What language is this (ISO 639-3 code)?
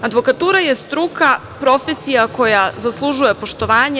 srp